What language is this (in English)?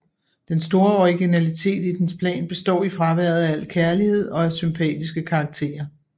Danish